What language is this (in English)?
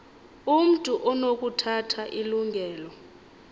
Xhosa